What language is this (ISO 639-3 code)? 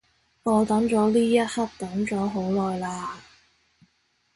yue